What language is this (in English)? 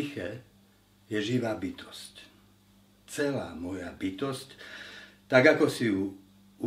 Slovak